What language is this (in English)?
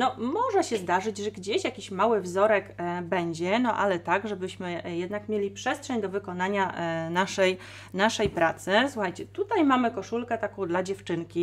Polish